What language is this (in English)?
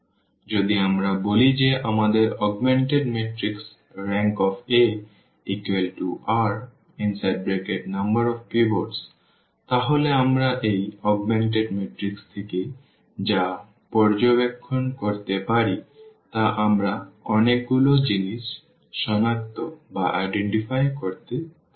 Bangla